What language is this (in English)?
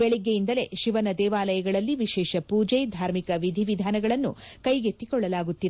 Kannada